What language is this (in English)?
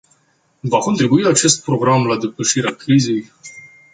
Romanian